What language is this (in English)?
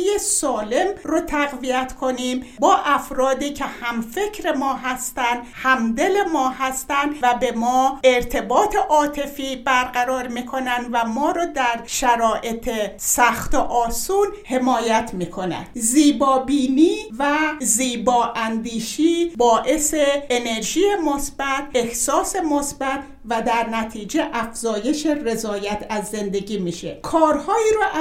Persian